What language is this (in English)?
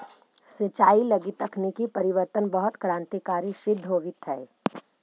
Magahi